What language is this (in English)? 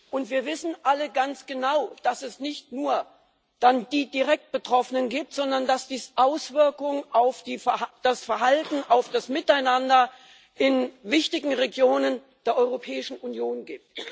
German